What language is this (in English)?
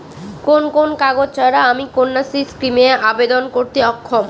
Bangla